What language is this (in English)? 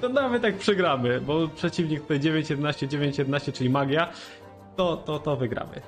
Polish